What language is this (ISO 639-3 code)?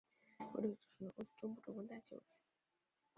zho